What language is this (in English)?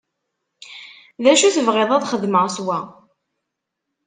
Kabyle